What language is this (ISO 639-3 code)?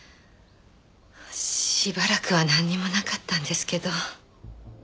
jpn